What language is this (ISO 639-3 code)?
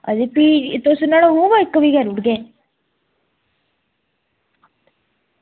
doi